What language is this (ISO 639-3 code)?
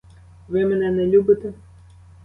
ukr